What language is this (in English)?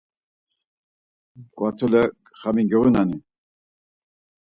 Laz